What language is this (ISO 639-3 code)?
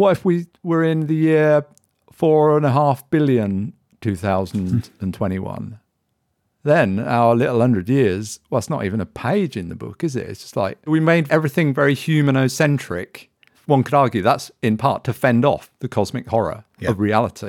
eng